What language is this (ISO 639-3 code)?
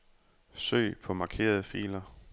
dan